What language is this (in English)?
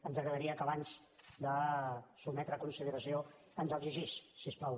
Catalan